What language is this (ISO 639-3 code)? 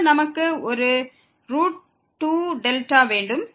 tam